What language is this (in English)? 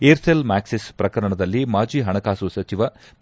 Kannada